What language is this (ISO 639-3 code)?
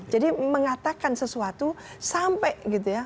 ind